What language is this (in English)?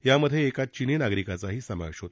Marathi